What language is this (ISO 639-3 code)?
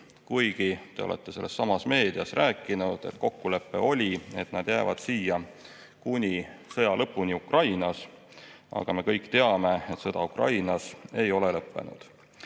est